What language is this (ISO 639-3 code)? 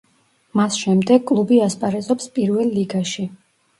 kat